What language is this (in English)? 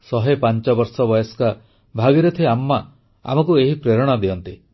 Odia